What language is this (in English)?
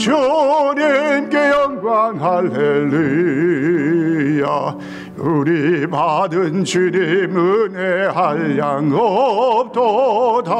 Korean